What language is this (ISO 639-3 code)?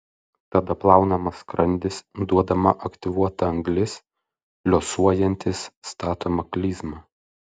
lit